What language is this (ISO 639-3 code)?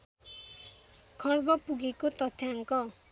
nep